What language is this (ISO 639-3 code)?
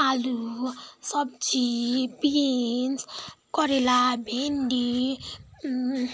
nep